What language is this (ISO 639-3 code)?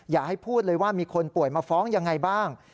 tha